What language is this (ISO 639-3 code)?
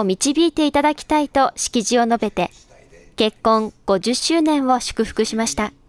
jpn